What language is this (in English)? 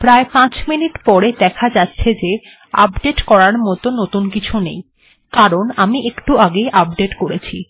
Bangla